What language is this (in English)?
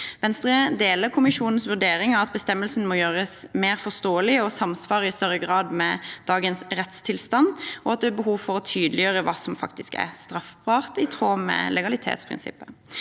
Norwegian